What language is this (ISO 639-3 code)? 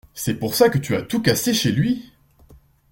fra